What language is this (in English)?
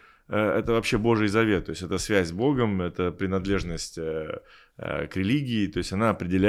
Russian